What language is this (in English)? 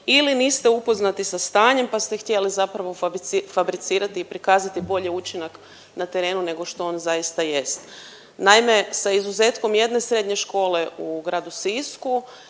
Croatian